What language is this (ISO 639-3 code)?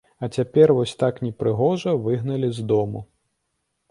bel